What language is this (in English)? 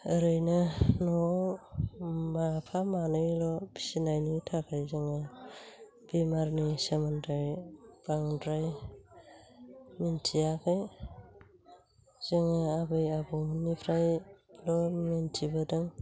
Bodo